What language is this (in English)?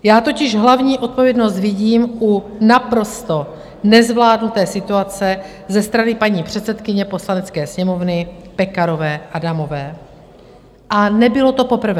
Czech